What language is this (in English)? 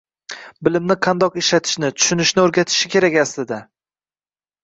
Uzbek